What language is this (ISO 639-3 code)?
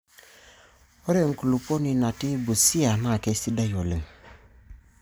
mas